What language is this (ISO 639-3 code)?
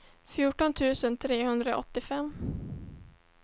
swe